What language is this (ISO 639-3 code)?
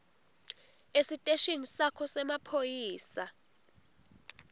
ssw